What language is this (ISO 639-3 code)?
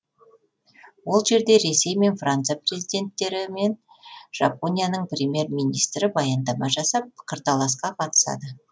kaz